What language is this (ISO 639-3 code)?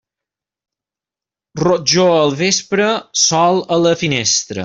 cat